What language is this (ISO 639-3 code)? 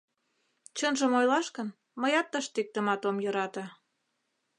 chm